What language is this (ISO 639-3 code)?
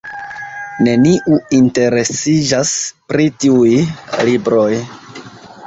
epo